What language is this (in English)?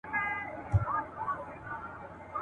Pashto